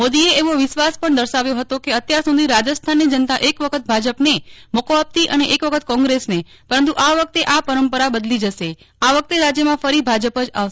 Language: Gujarati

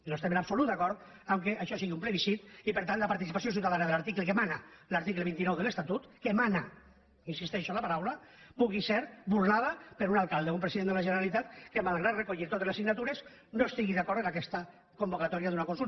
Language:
Catalan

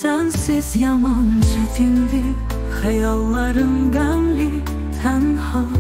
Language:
Turkish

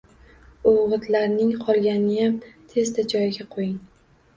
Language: Uzbek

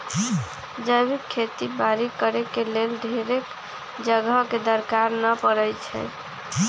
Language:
Magahi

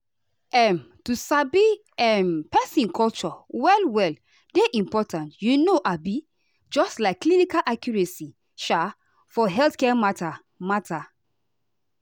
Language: Nigerian Pidgin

